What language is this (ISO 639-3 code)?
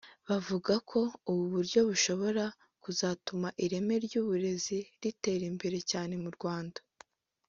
kin